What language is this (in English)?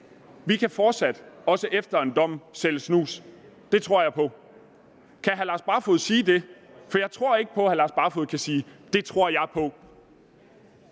Danish